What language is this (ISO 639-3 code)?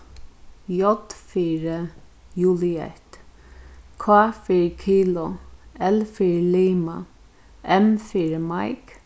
fao